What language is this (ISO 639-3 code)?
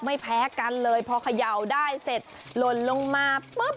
tha